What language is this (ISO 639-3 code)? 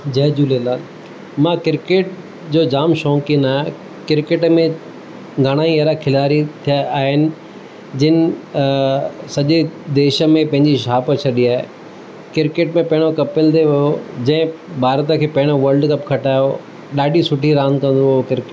snd